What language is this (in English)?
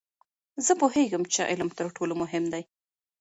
Pashto